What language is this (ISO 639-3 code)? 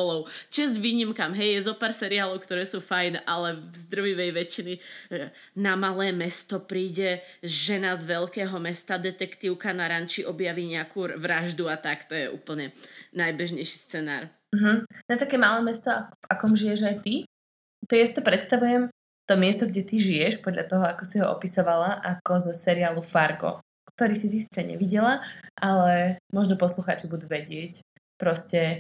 slk